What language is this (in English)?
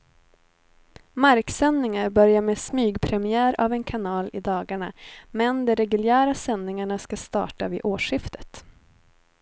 Swedish